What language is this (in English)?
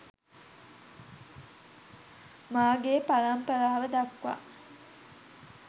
Sinhala